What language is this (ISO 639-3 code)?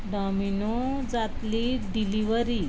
kok